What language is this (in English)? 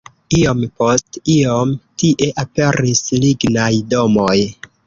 Esperanto